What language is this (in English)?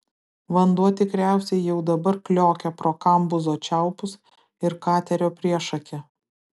Lithuanian